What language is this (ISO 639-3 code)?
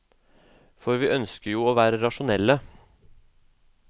nor